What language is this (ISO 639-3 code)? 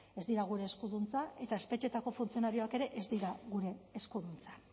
eus